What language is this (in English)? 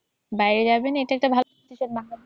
Bangla